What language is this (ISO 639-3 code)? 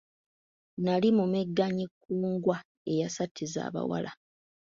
lug